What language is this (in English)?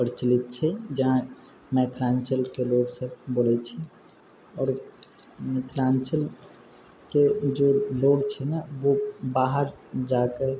Maithili